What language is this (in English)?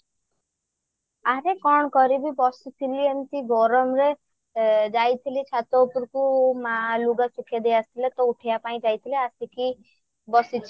Odia